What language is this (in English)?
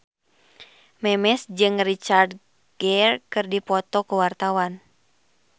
Sundanese